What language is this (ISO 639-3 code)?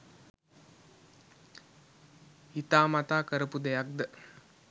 sin